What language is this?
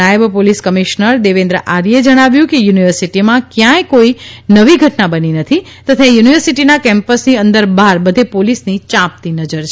Gujarati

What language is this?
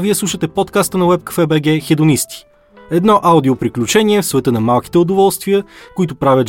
Bulgarian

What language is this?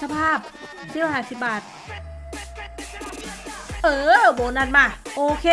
Thai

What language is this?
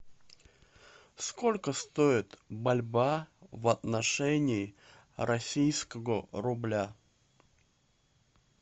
Russian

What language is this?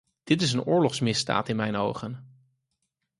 Dutch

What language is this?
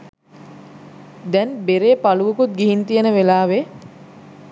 Sinhala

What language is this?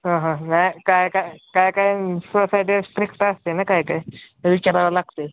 Marathi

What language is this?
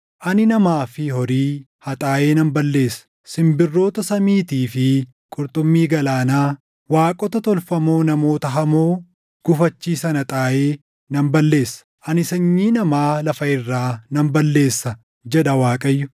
Oromo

